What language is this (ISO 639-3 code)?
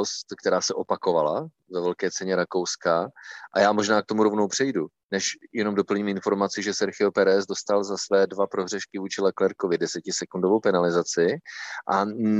ces